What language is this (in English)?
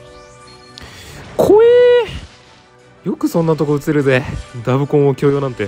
Japanese